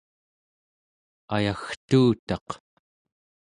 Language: Central Yupik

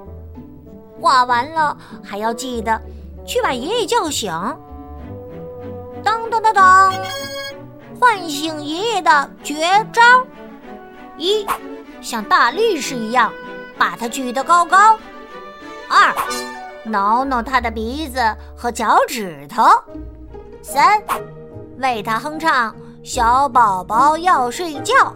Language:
Chinese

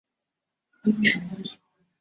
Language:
Chinese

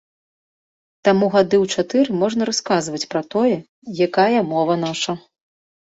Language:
Belarusian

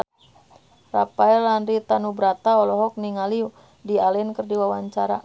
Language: Sundanese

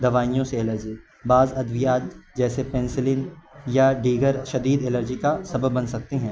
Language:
Urdu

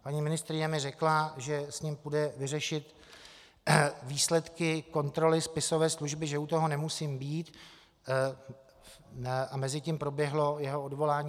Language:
Czech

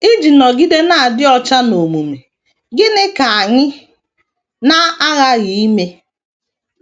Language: Igbo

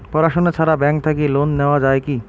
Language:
Bangla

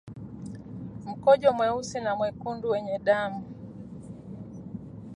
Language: Swahili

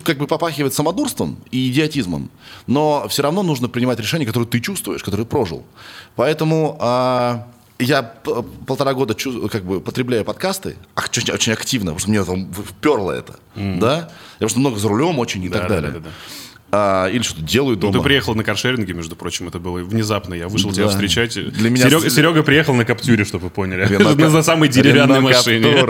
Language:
Russian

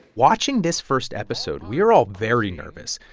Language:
English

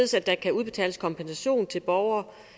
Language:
Danish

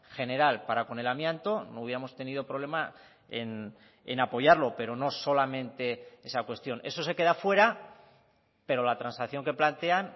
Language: Spanish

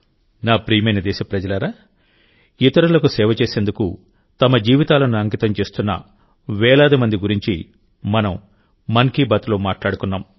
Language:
Telugu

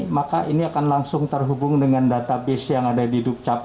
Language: Indonesian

